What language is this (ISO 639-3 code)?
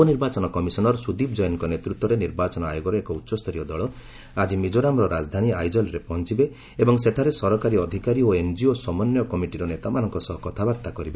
ori